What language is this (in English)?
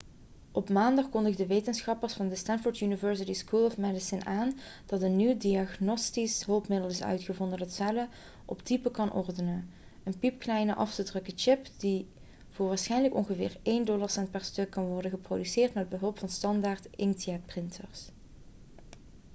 Dutch